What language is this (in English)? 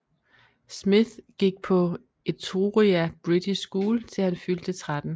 Danish